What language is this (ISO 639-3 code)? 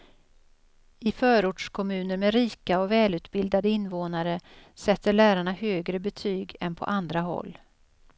swe